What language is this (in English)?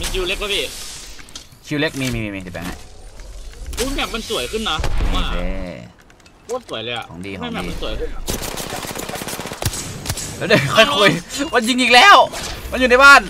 Thai